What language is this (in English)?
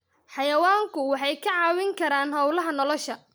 Somali